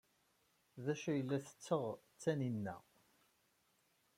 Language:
Kabyle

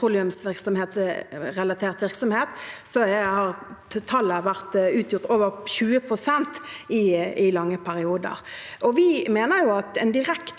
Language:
Norwegian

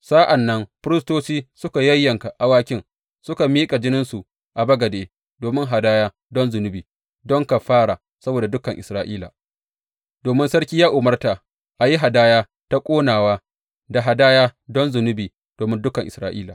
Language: Hausa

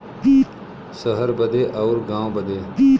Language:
Bhojpuri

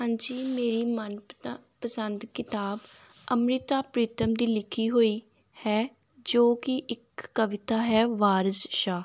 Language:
Punjabi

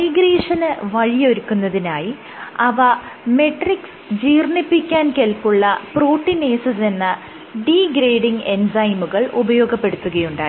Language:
Malayalam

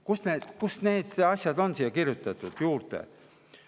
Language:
Estonian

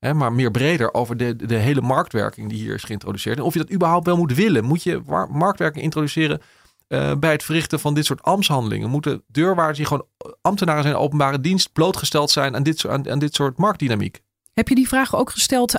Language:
Dutch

